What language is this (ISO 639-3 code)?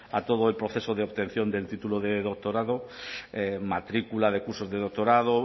spa